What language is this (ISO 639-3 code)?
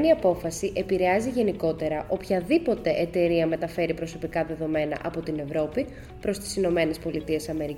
ell